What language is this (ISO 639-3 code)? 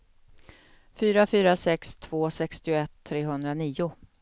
swe